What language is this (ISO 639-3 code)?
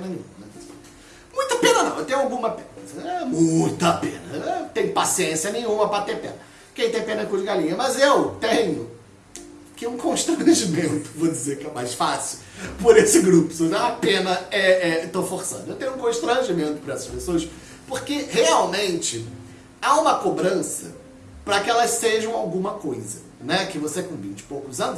por